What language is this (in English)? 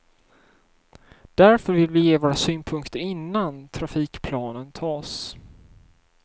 Swedish